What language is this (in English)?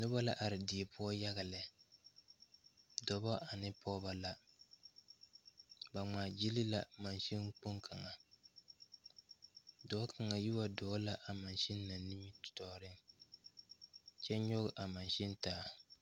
Southern Dagaare